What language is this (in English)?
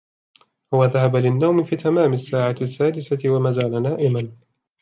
Arabic